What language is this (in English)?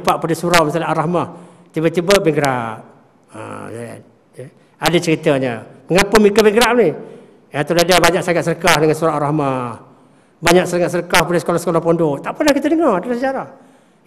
Malay